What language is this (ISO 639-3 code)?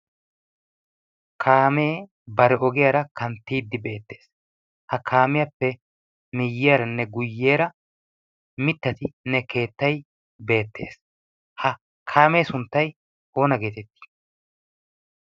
wal